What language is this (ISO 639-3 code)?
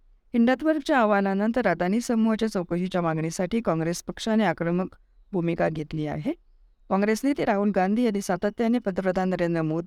mar